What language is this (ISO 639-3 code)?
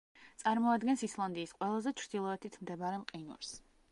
kat